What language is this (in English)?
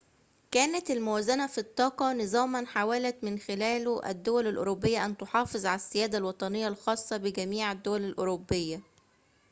Arabic